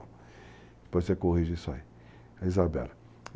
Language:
Portuguese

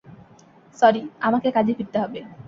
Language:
Bangla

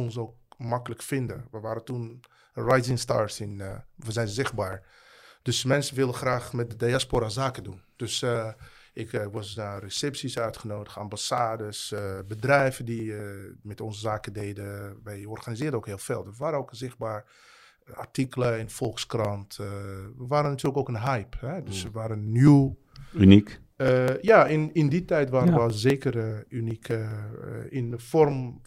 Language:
Dutch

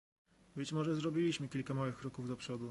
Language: Polish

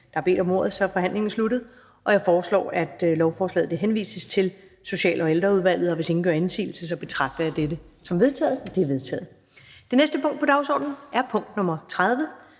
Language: Danish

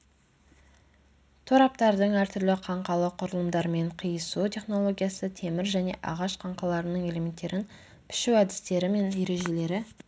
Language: Kazakh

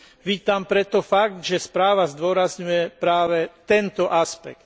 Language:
Slovak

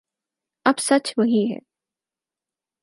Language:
Urdu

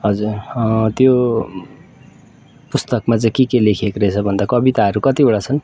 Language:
Nepali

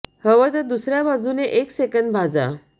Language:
Marathi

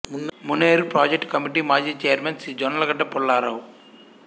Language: Telugu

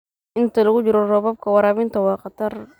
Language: Somali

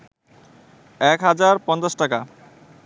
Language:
Bangla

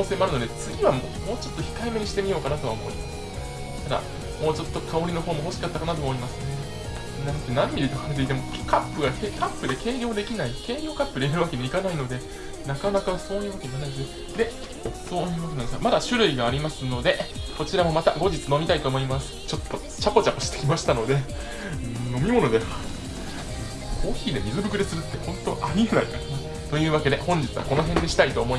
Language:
Japanese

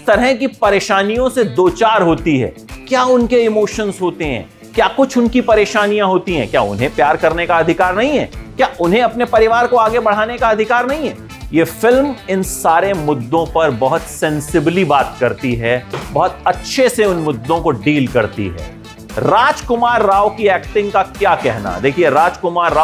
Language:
Hindi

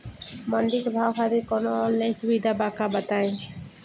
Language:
Bhojpuri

